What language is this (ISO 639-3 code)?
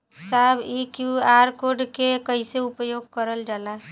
bho